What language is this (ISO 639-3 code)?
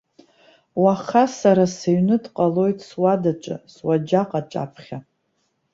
abk